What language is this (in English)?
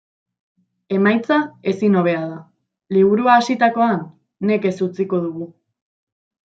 Basque